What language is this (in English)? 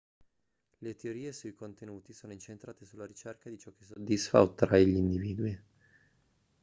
Italian